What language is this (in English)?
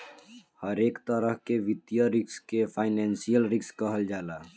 Bhojpuri